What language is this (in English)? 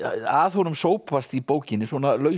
Icelandic